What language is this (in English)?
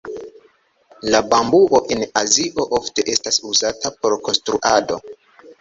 Esperanto